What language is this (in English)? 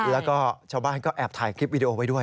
Thai